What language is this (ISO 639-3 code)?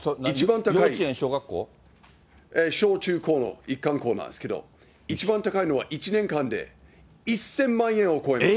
jpn